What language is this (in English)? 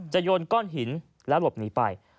Thai